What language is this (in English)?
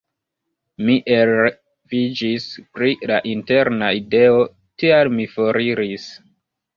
Esperanto